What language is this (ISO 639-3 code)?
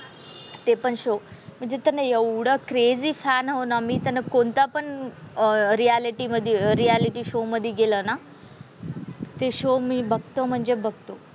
mar